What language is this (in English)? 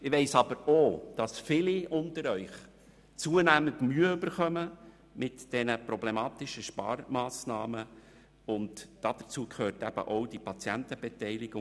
Swiss German